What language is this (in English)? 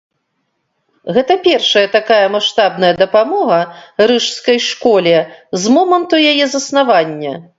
Belarusian